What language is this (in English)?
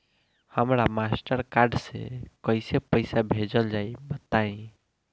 Bhojpuri